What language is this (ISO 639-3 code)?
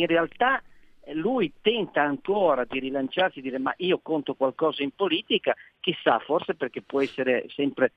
ita